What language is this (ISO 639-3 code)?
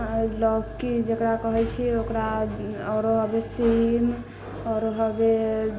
mai